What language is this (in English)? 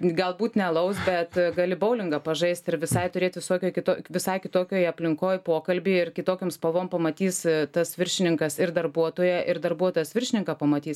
Lithuanian